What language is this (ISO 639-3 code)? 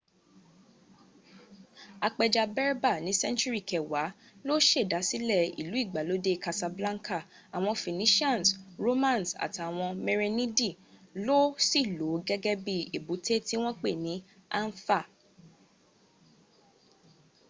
yor